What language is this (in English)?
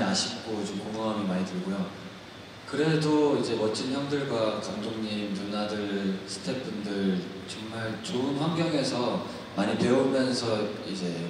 Korean